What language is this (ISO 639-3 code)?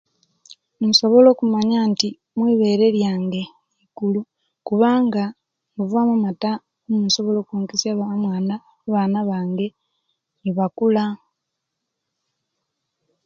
lke